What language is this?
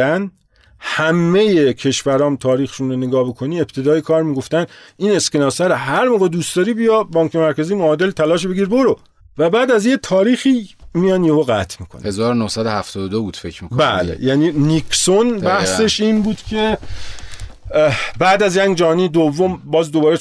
Persian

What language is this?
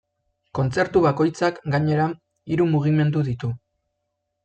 Basque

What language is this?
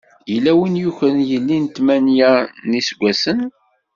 Kabyle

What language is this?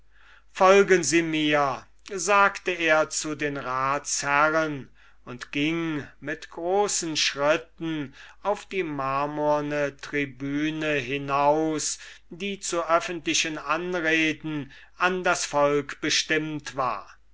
German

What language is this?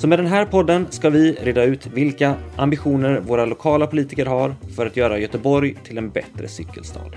Swedish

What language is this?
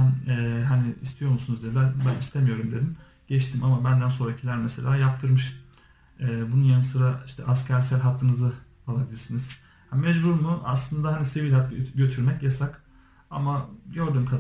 Turkish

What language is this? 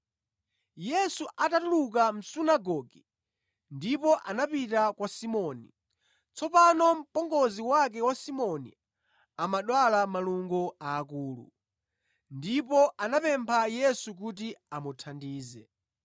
Nyanja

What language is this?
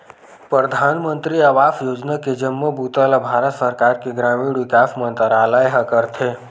Chhattisgarhi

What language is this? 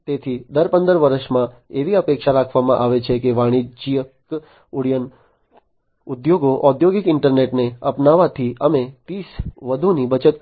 Gujarati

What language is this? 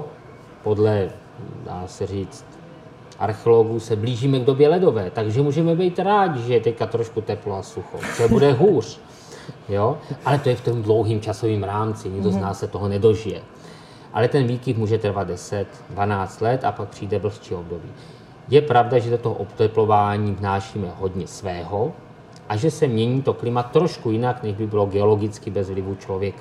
Czech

